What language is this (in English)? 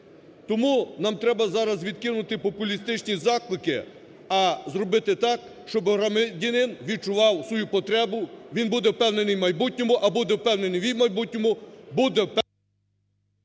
Ukrainian